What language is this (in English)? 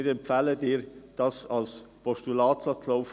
Swiss German